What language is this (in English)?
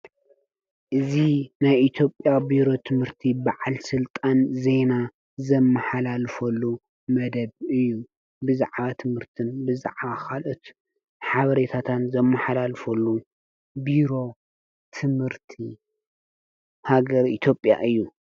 Tigrinya